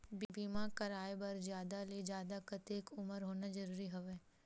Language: Chhattisgarhi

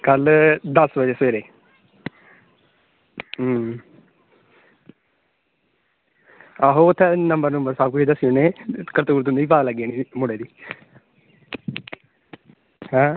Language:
Dogri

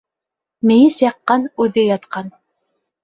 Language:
Bashkir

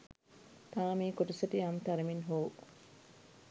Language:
Sinhala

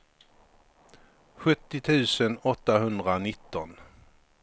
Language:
Swedish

